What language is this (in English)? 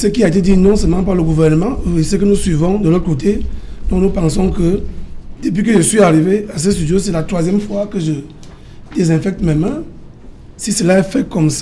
French